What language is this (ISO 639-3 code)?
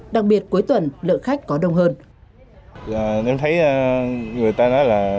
vie